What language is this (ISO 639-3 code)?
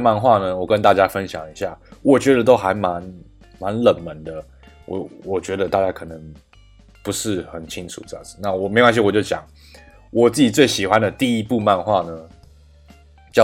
zho